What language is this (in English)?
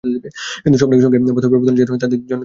Bangla